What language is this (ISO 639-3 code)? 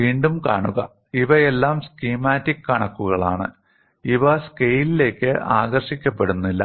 mal